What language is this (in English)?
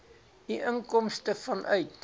Afrikaans